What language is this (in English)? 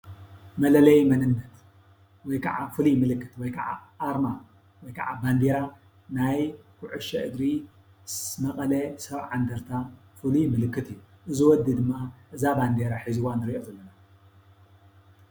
Tigrinya